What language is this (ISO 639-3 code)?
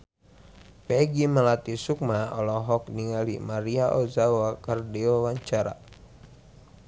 sun